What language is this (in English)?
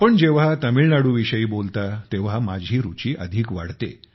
Marathi